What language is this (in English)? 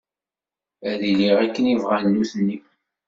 Kabyle